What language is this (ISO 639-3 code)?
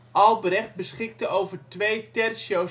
nld